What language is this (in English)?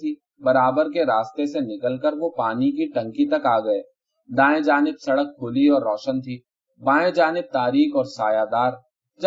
Urdu